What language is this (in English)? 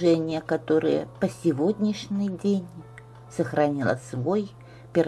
Russian